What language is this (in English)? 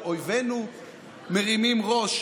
Hebrew